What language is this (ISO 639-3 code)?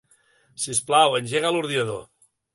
cat